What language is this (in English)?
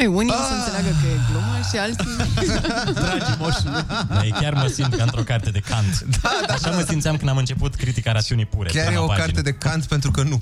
Romanian